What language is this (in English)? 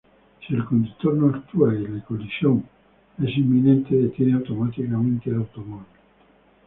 Spanish